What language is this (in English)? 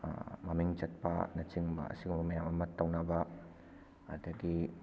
Manipuri